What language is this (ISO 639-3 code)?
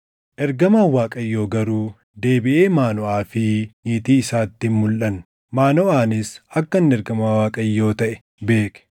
orm